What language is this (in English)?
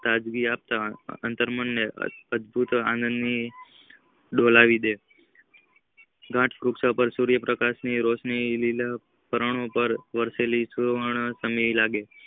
Gujarati